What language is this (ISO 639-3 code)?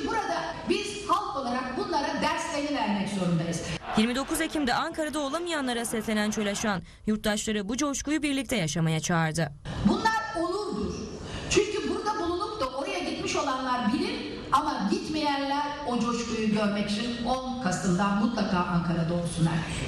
tur